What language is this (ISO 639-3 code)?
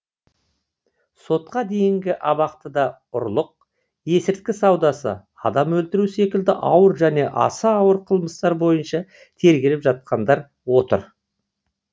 kaz